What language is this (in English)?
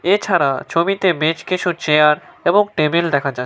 Bangla